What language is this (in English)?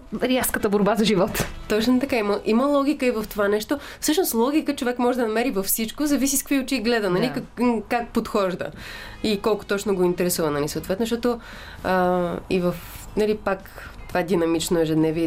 Bulgarian